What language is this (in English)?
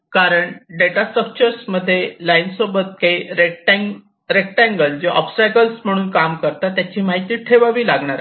Marathi